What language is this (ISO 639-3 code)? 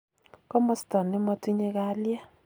kln